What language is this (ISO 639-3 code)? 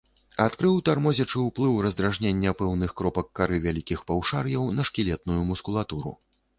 bel